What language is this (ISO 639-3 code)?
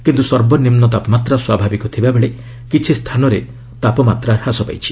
ori